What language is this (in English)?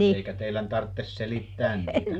Finnish